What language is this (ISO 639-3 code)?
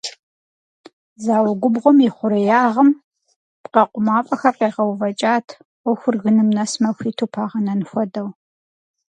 kbd